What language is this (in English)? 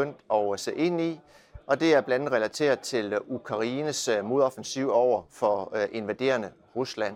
Danish